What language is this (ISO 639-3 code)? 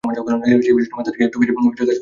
ben